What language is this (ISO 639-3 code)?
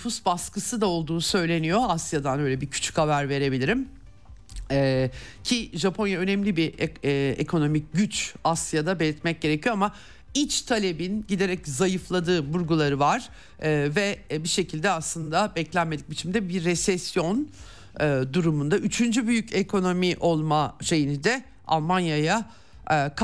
tur